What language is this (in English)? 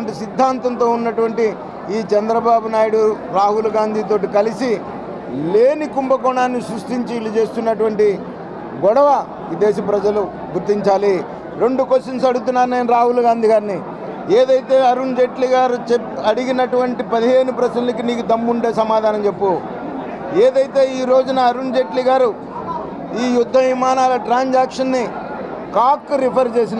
Telugu